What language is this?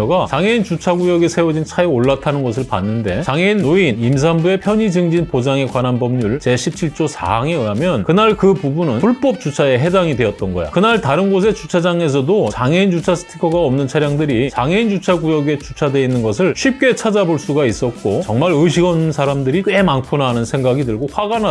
Korean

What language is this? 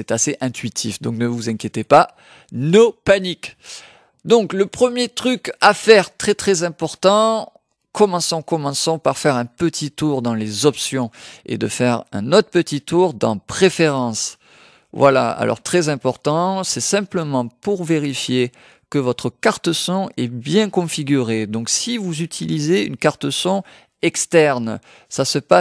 French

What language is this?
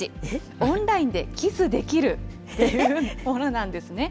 Japanese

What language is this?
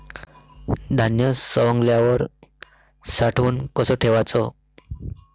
Marathi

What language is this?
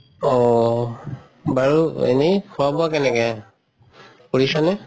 Assamese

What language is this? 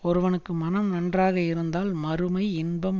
Tamil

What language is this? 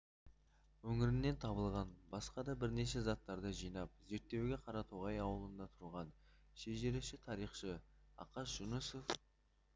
Kazakh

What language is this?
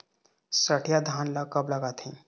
Chhattisgarhi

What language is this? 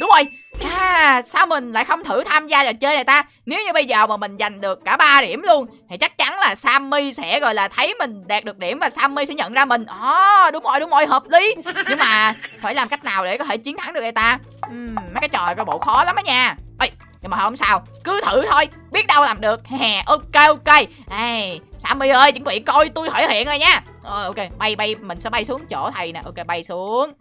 Vietnamese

